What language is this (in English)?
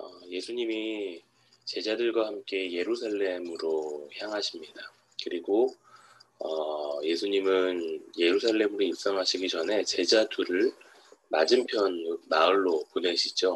Korean